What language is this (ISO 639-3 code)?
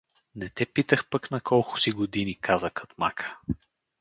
bul